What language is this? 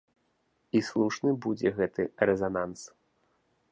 Belarusian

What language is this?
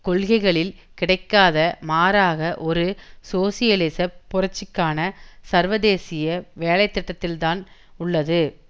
Tamil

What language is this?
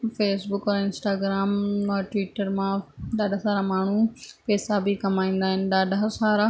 Sindhi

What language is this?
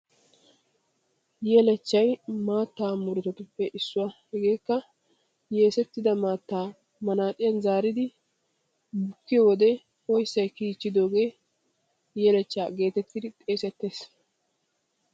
Wolaytta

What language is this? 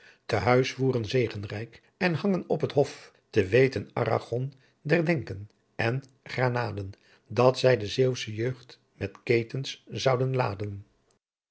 Dutch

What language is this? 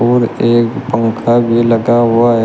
Hindi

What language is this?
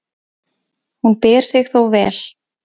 Icelandic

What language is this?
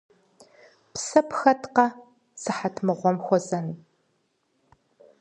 Kabardian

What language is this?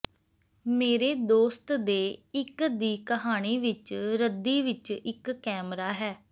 Punjabi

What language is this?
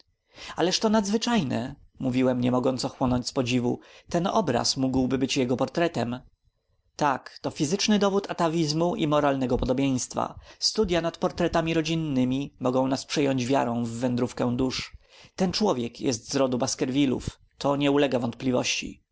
Polish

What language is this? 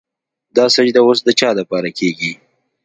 Pashto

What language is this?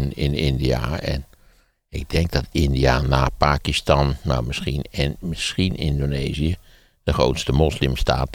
Dutch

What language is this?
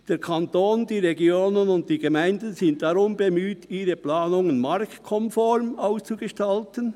Swiss German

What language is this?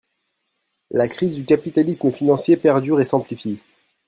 French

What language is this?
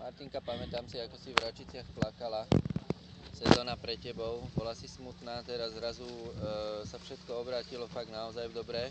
Slovak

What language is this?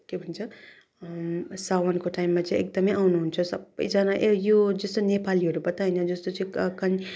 Nepali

